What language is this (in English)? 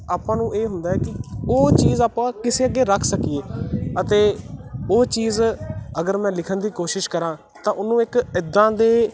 Punjabi